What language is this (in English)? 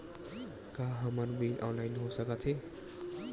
Chhattisgarhi